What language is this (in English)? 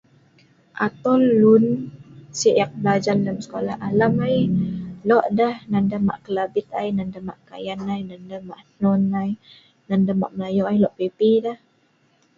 Sa'ban